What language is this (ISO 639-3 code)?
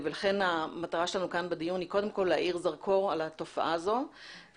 heb